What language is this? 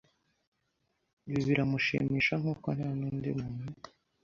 Kinyarwanda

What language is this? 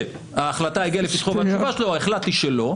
Hebrew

